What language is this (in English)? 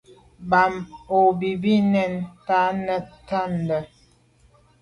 Medumba